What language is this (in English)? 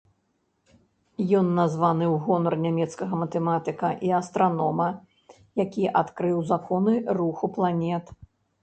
Belarusian